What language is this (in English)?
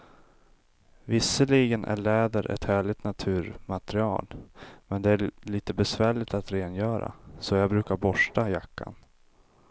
Swedish